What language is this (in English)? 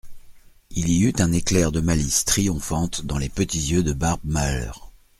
French